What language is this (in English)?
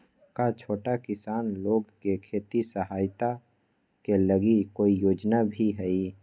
Magahi